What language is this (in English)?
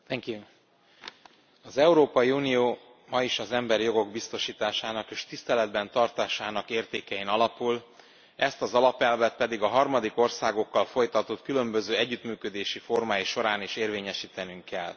Hungarian